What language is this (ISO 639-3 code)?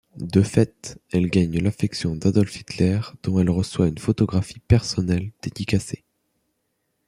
fra